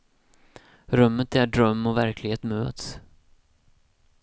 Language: Swedish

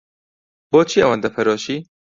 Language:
Central Kurdish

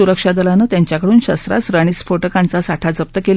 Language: Marathi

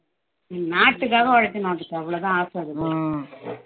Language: Tamil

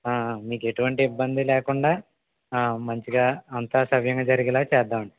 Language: Telugu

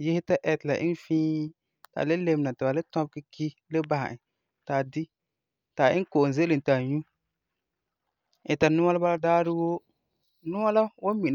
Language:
Frafra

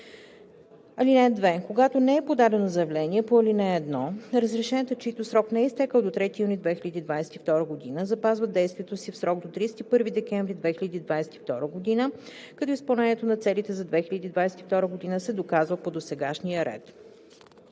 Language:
Bulgarian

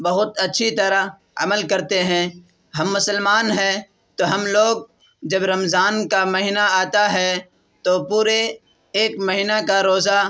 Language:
Urdu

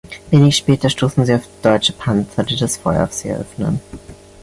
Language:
German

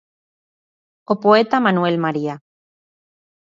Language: Galician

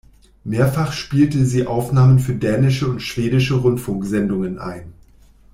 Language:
German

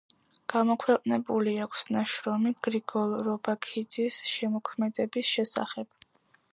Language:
Georgian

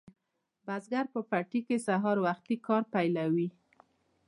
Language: Pashto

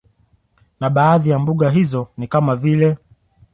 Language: Swahili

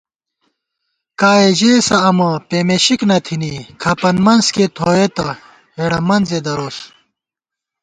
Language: Gawar-Bati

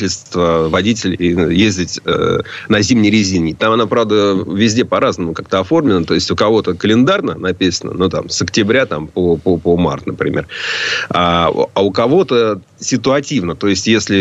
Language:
Russian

